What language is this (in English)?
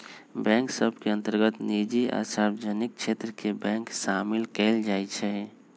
Magahi